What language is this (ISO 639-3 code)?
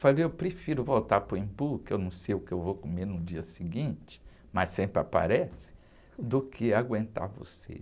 por